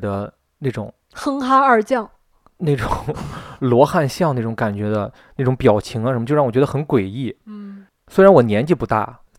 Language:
Chinese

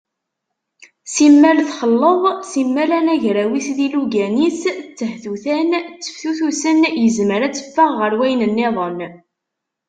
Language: Kabyle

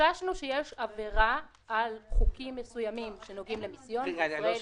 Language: Hebrew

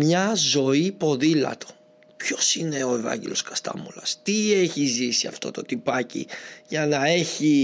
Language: Greek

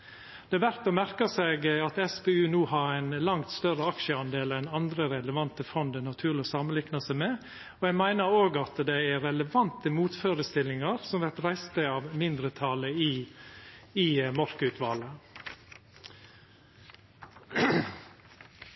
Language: Norwegian Nynorsk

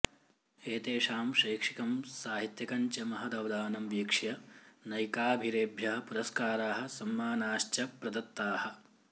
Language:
Sanskrit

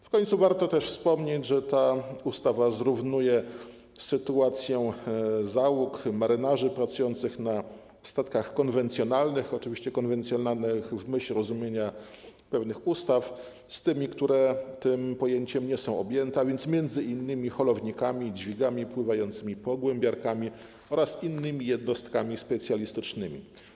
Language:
Polish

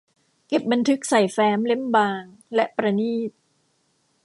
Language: Thai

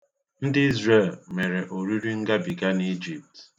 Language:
Igbo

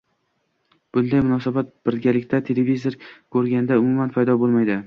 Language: Uzbek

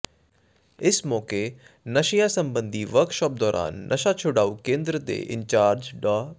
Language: Punjabi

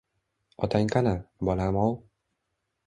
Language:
Uzbek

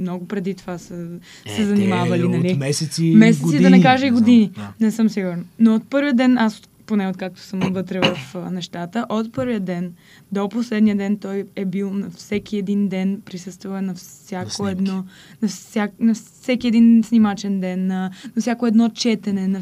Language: Bulgarian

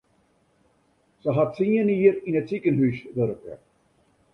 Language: Western Frisian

